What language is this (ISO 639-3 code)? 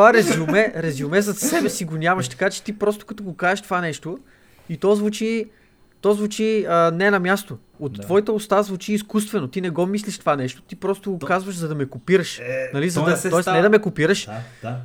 bul